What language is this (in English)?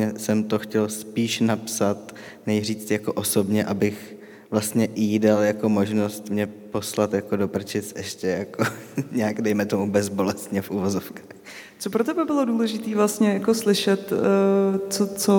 Czech